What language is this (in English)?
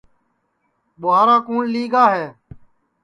Sansi